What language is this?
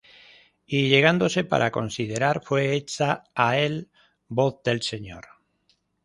Spanish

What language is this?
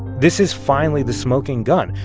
English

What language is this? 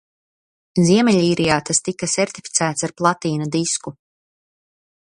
Latvian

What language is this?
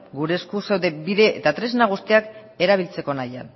Basque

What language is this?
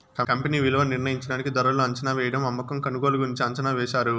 Telugu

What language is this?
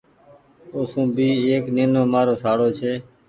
Goaria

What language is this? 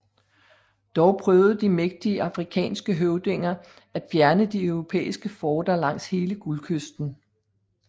Danish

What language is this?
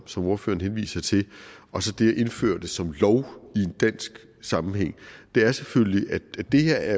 Danish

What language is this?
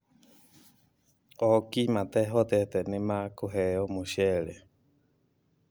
Kikuyu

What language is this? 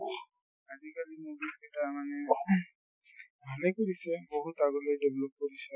Assamese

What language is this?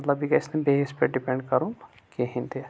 Kashmiri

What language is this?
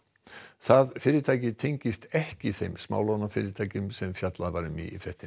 Icelandic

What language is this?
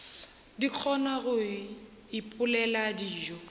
Northern Sotho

